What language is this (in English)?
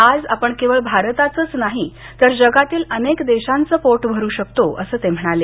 Marathi